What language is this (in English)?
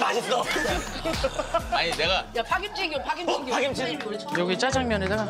Korean